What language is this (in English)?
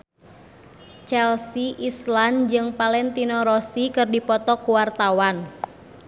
Sundanese